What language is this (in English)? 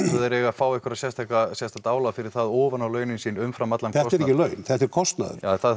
Icelandic